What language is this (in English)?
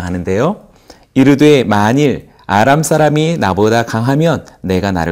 Korean